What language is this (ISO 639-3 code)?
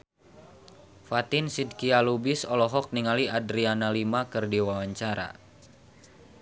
sun